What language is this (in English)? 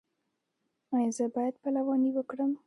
Pashto